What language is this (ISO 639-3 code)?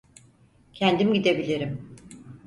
tur